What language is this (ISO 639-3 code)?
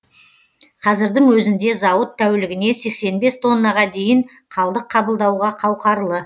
kaz